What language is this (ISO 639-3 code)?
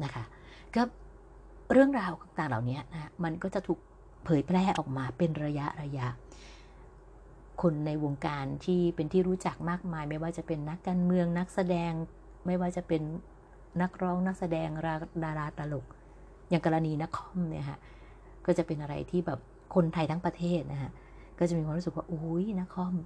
tha